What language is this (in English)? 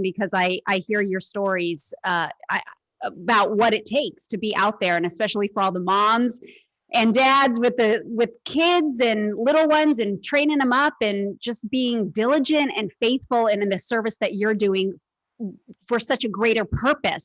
English